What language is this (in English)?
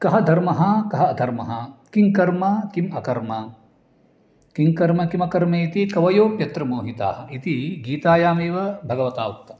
Sanskrit